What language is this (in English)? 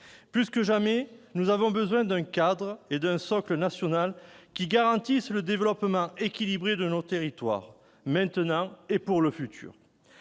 French